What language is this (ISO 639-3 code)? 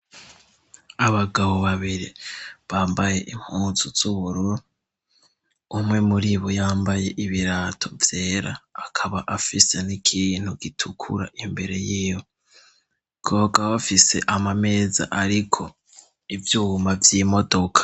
run